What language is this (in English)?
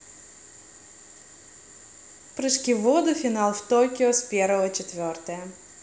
Russian